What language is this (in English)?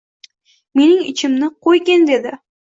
Uzbek